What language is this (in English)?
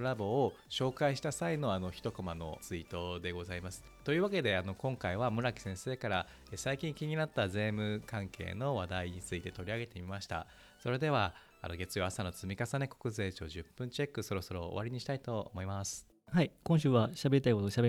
Japanese